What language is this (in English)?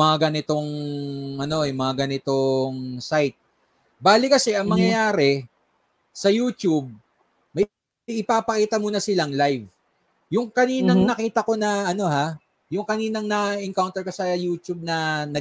Filipino